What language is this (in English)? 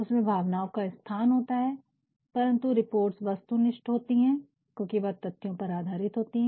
Hindi